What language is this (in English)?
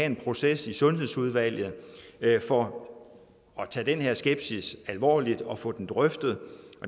Danish